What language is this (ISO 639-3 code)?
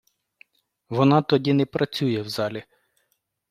ukr